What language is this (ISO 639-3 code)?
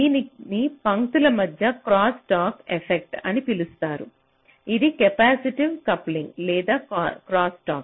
tel